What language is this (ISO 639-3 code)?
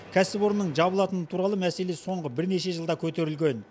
kaz